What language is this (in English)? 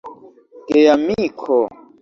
Esperanto